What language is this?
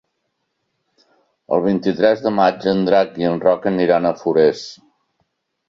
Catalan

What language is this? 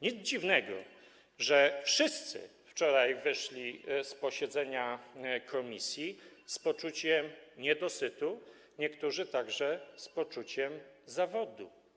Polish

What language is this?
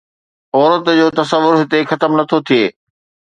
Sindhi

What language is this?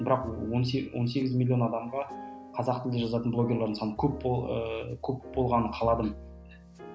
Kazakh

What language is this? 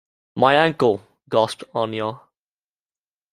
English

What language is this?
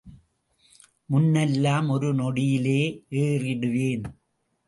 Tamil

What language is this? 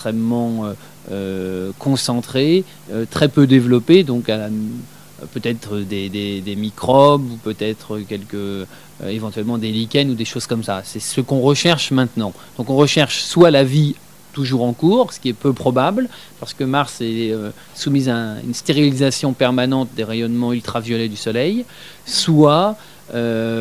French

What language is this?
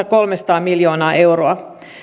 Finnish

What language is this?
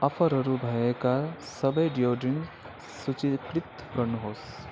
Nepali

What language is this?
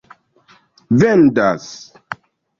Esperanto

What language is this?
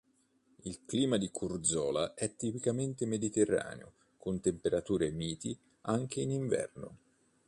Italian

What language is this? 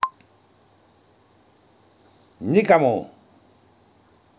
Russian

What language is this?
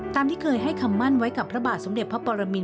Thai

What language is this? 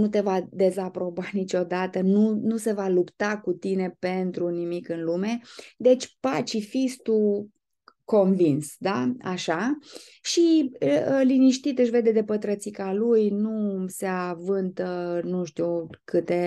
Romanian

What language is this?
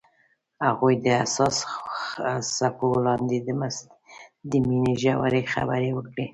Pashto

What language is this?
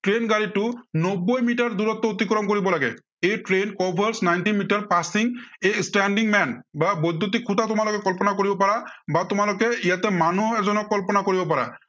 Assamese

